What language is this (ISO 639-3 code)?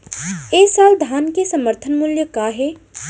hne